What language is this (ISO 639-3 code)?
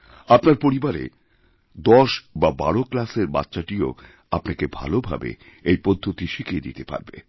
ben